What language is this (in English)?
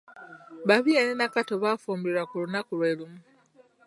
Ganda